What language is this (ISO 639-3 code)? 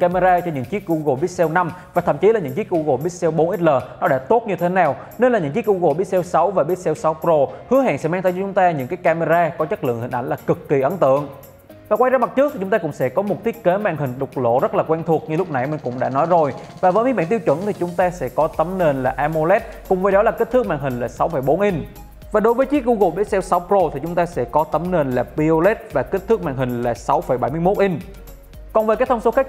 vie